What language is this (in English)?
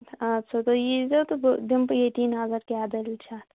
Kashmiri